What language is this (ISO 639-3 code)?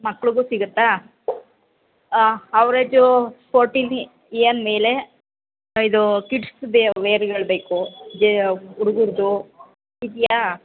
kan